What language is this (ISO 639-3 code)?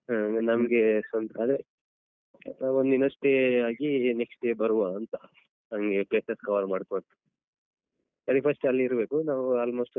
kan